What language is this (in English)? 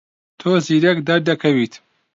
Central Kurdish